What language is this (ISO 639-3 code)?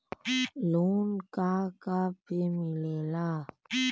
bho